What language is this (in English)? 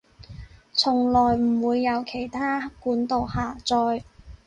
Cantonese